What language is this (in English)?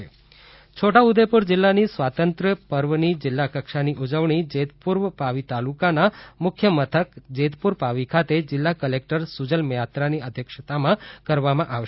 Gujarati